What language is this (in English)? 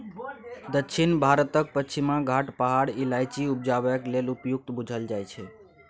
Maithili